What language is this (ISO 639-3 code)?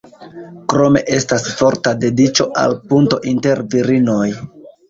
epo